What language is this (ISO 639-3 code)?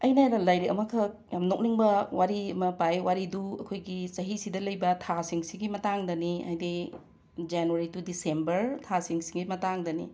mni